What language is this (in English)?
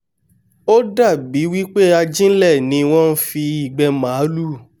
Yoruba